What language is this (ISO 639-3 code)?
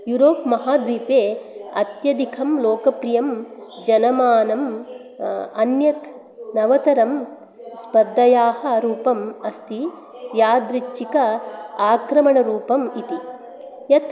san